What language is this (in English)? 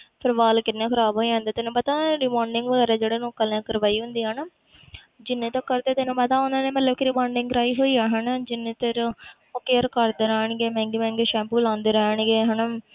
Punjabi